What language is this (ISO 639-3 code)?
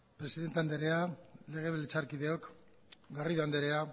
eus